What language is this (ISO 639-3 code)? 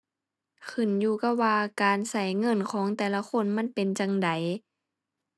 tha